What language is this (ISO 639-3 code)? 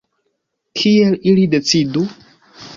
epo